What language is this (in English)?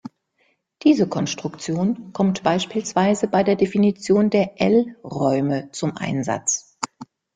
German